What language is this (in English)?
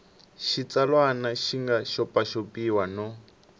Tsonga